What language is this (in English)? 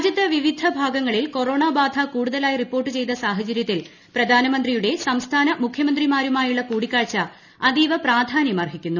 Malayalam